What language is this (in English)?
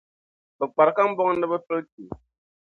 Dagbani